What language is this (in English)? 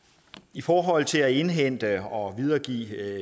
Danish